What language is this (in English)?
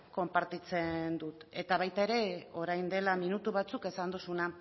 Basque